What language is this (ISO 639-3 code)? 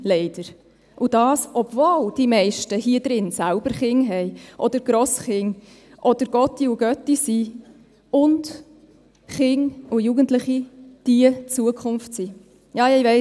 gsw